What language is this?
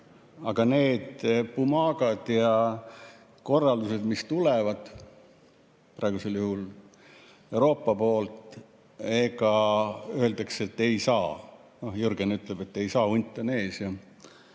Estonian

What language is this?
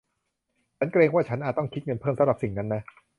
Thai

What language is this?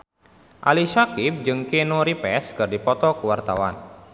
Sundanese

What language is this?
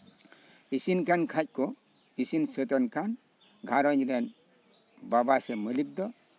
Santali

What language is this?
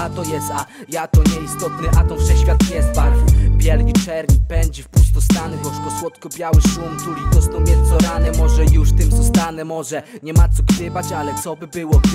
Polish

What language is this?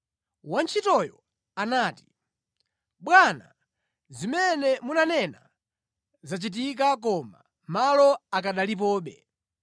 Nyanja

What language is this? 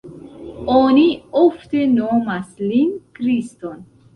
Esperanto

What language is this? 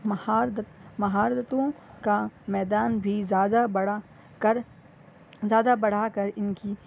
Urdu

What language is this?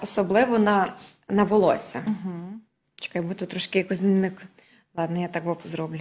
Ukrainian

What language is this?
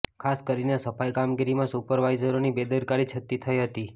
Gujarati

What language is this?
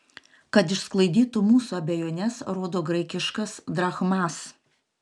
Lithuanian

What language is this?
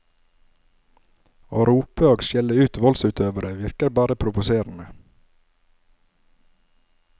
Norwegian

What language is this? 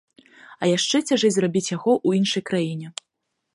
Belarusian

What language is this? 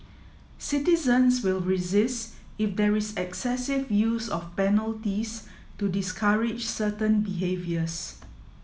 English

